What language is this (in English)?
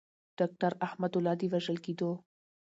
Pashto